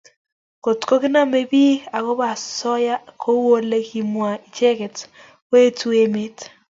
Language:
Kalenjin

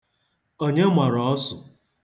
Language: Igbo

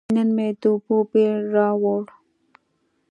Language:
Pashto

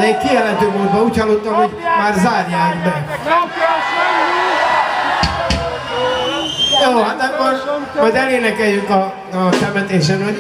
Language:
Greek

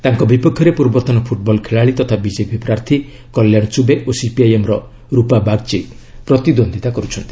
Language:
Odia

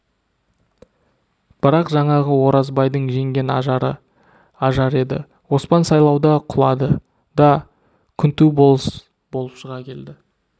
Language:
Kazakh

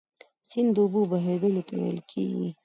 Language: Pashto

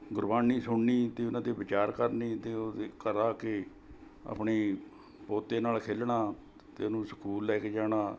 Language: Punjabi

